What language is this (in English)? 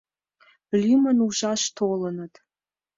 Mari